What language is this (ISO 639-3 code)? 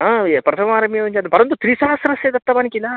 san